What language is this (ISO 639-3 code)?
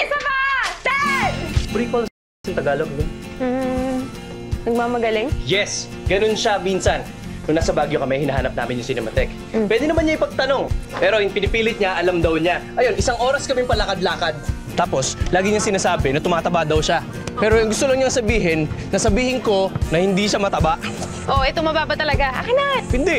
fil